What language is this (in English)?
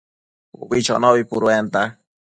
Matsés